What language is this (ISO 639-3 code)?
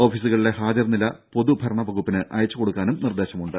mal